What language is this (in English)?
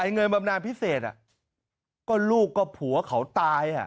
Thai